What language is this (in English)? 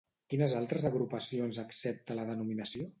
Catalan